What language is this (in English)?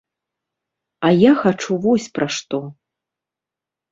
Belarusian